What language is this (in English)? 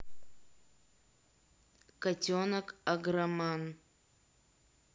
Russian